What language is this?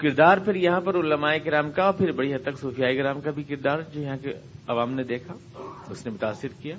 Urdu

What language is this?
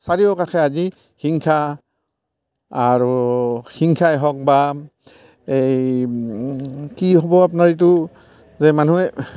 Assamese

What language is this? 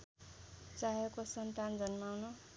Nepali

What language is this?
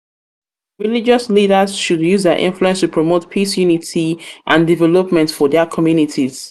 Nigerian Pidgin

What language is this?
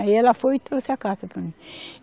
Portuguese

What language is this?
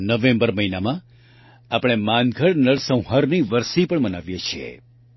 Gujarati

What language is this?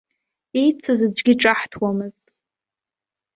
Abkhazian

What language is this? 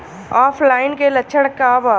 Bhojpuri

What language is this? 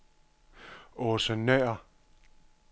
Danish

